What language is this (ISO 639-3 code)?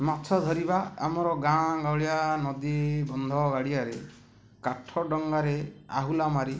ori